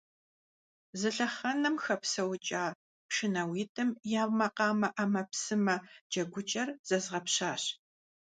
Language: Kabardian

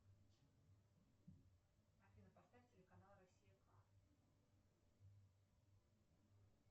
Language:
Russian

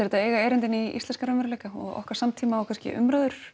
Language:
Icelandic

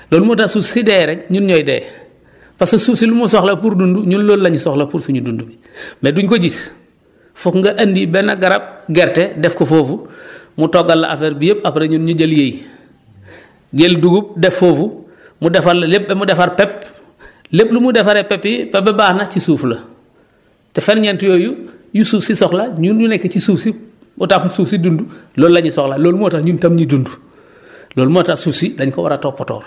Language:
Wolof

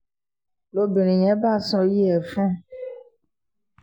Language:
Yoruba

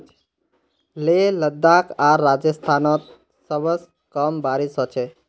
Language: Magahi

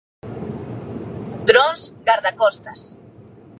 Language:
Galician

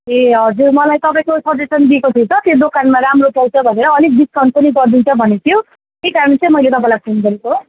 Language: Nepali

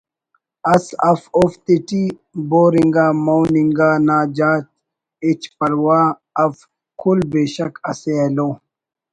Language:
Brahui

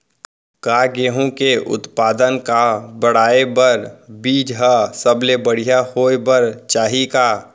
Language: Chhattisgarhi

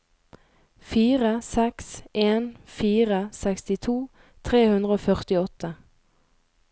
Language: Norwegian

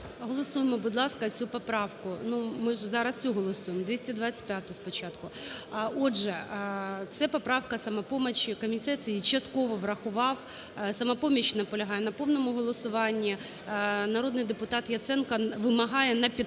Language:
Ukrainian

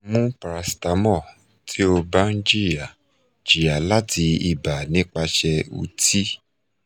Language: Yoruba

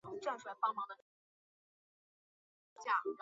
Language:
Chinese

